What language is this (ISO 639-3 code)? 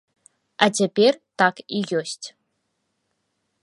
bel